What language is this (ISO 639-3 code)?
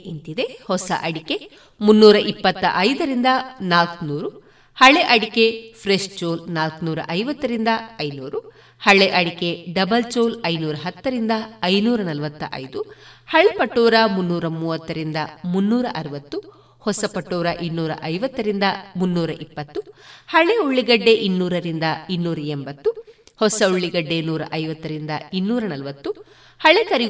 kan